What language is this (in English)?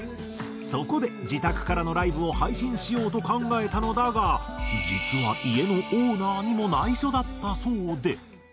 Japanese